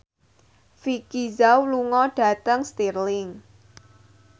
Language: Javanese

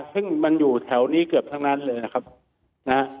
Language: Thai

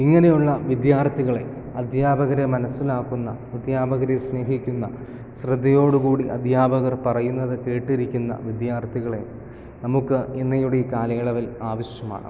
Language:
Malayalam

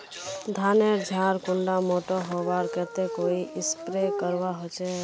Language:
Magahi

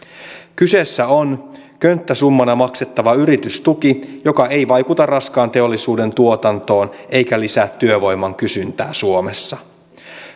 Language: Finnish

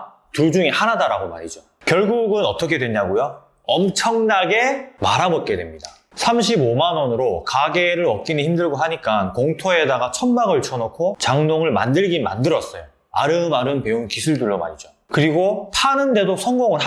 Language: Korean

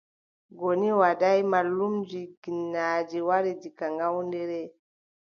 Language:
Adamawa Fulfulde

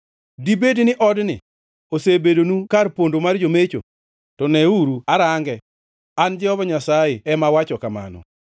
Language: Luo (Kenya and Tanzania)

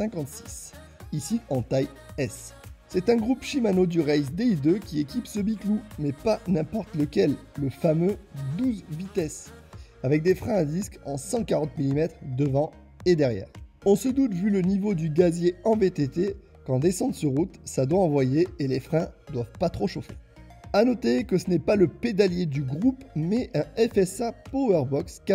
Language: French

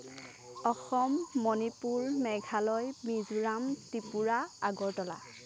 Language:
Assamese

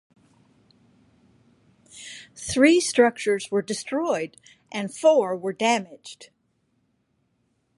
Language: English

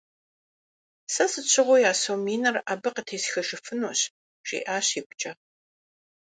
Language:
Kabardian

